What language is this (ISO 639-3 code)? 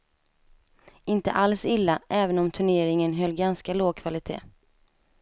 swe